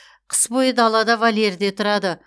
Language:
Kazakh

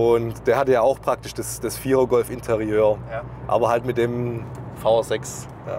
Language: German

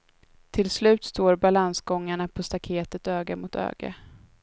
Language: Swedish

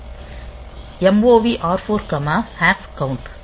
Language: Tamil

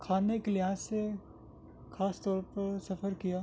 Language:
Urdu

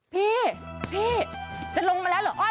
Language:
Thai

